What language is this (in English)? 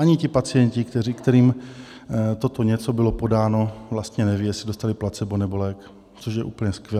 Czech